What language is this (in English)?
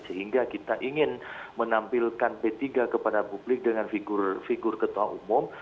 Indonesian